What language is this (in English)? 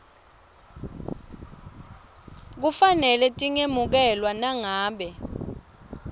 Swati